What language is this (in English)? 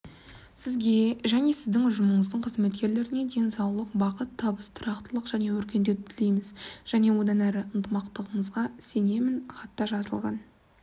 Kazakh